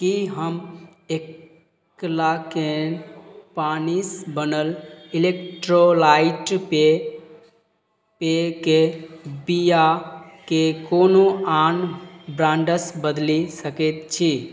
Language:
Maithili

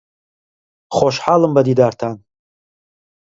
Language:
Central Kurdish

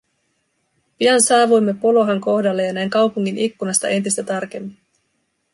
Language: Finnish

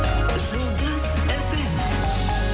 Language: Kazakh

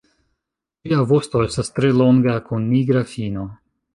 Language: Esperanto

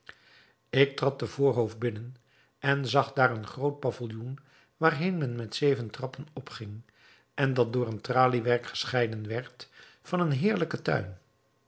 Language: Dutch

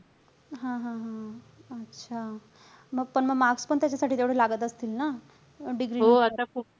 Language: Marathi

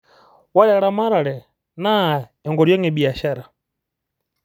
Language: Masai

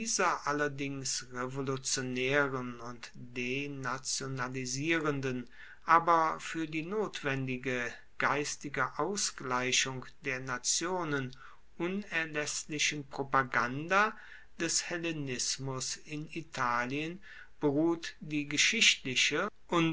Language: German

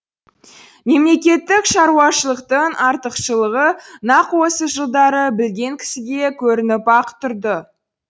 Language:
Kazakh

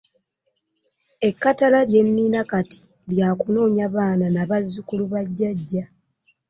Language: Ganda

